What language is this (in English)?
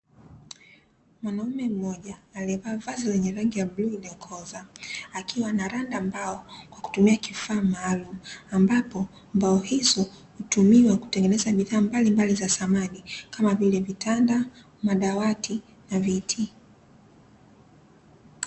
Swahili